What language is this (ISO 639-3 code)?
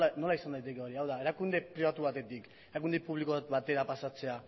eus